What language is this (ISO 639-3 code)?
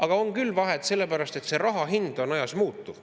est